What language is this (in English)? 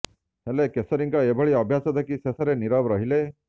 Odia